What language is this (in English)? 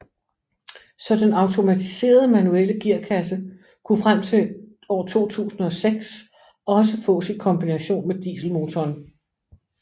Danish